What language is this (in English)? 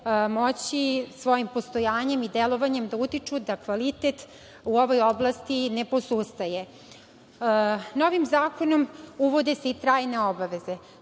Serbian